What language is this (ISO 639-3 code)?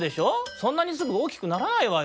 jpn